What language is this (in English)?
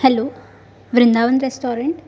Marathi